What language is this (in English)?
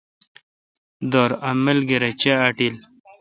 Kalkoti